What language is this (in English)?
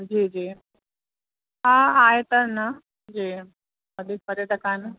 Sindhi